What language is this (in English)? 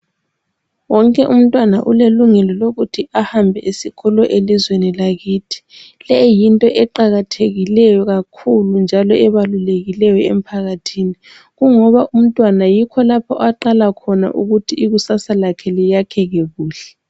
North Ndebele